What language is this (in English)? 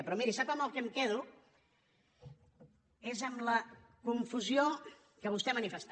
Catalan